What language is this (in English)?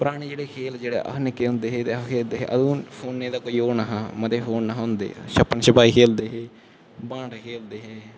Dogri